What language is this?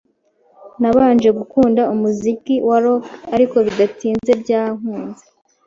Kinyarwanda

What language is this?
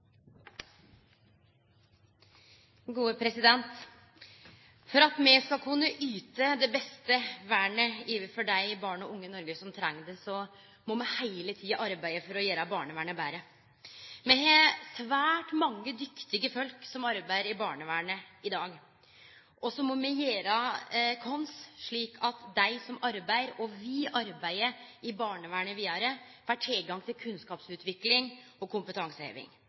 Norwegian Nynorsk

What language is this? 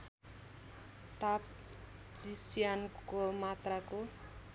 Nepali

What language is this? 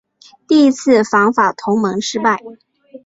Chinese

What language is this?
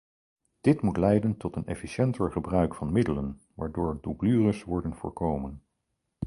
Dutch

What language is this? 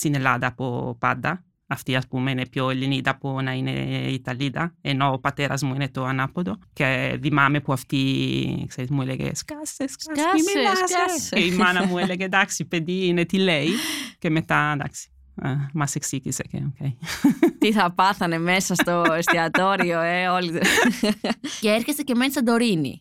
Greek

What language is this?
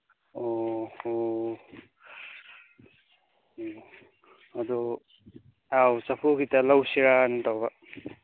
Manipuri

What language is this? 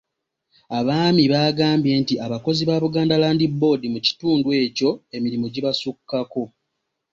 Ganda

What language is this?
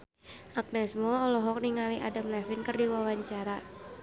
Sundanese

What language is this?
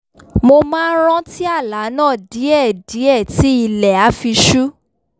Yoruba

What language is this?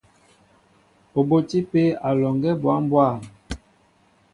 Mbo (Cameroon)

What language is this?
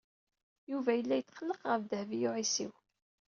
Kabyle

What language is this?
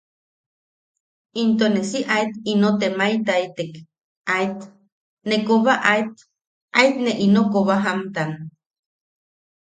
Yaqui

